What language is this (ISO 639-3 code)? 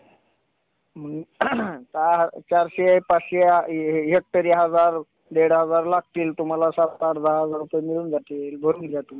mar